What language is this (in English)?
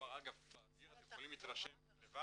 Hebrew